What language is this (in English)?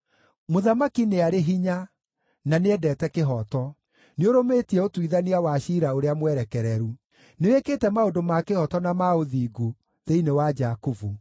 Kikuyu